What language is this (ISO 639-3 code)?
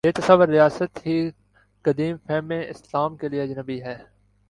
urd